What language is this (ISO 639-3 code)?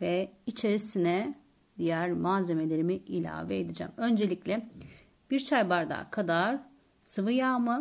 tur